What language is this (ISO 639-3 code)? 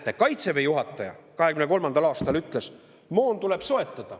est